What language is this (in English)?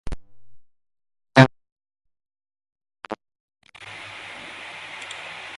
Vietnamese